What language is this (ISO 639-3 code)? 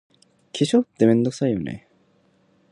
jpn